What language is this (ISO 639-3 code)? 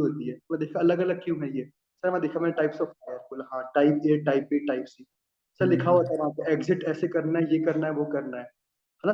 hin